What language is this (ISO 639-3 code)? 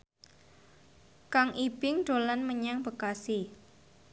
jav